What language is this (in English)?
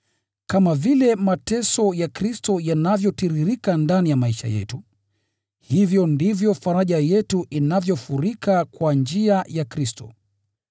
Swahili